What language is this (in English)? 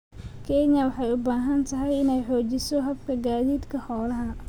Somali